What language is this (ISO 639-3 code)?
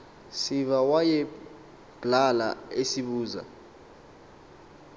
xho